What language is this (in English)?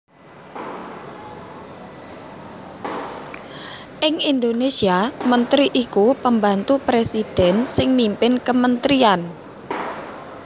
Javanese